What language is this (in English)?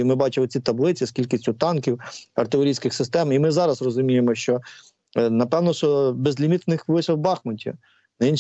Ukrainian